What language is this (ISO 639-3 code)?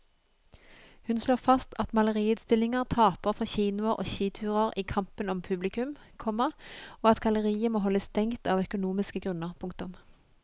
nor